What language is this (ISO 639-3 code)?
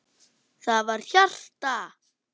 isl